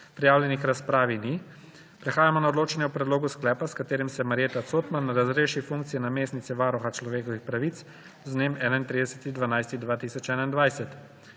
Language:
Slovenian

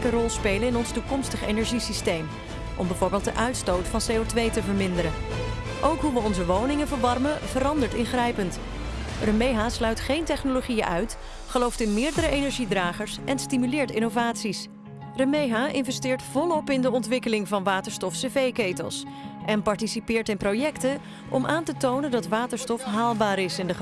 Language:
Dutch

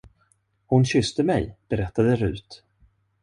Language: Swedish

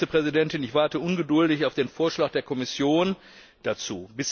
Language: German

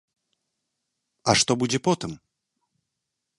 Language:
Belarusian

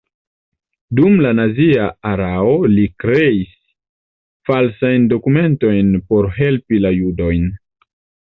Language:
Esperanto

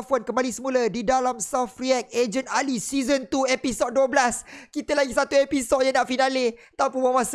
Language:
Malay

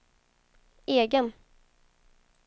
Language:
Swedish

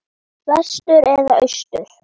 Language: Icelandic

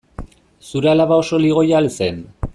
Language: Basque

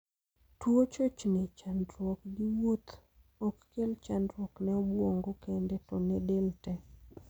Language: Luo (Kenya and Tanzania)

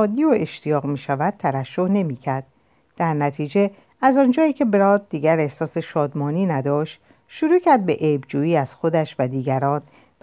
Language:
Persian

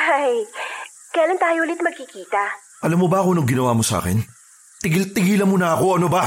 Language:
Filipino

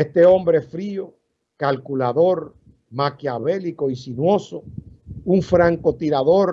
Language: Spanish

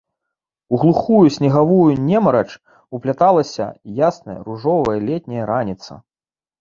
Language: Belarusian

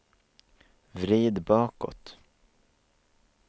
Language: Swedish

